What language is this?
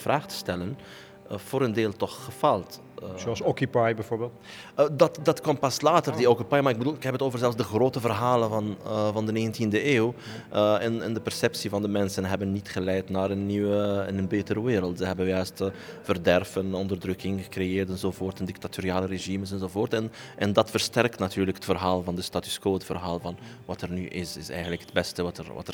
Dutch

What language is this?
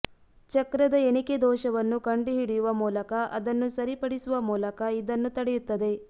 Kannada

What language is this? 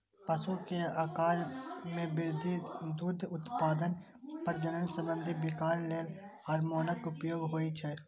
Maithili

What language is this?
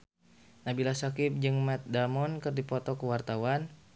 Sundanese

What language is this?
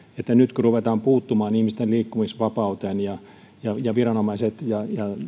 Finnish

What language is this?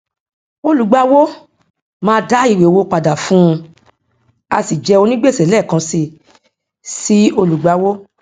Yoruba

